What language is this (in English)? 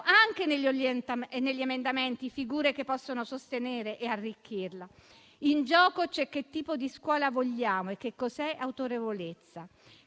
Italian